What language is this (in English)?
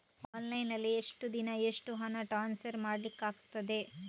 Kannada